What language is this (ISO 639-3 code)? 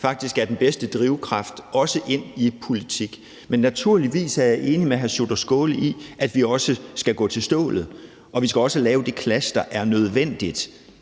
dan